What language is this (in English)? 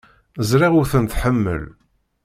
Kabyle